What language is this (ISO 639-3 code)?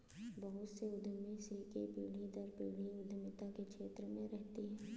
hin